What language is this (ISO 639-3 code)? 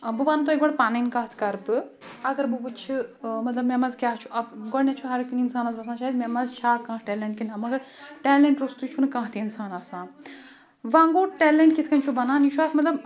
kas